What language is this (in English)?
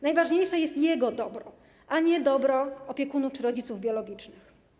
Polish